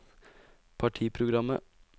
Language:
Norwegian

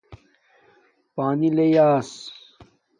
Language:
Domaaki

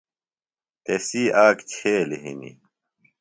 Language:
Phalura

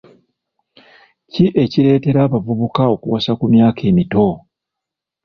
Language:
Ganda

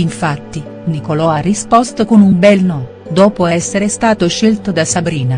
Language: Italian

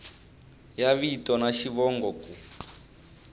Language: Tsonga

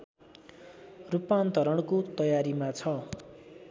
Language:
Nepali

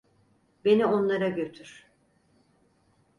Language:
Turkish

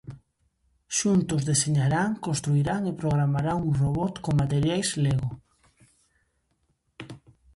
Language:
Galician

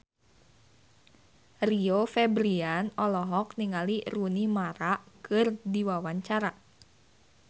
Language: Sundanese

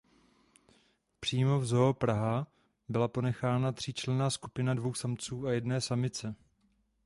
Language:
Czech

